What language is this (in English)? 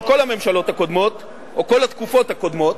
Hebrew